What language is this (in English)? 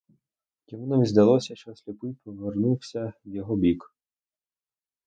Ukrainian